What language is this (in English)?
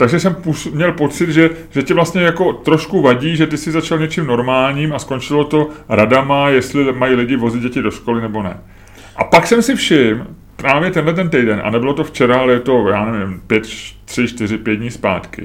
Czech